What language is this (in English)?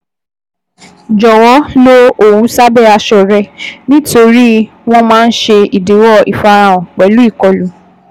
Yoruba